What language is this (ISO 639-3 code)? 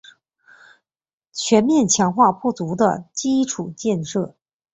zho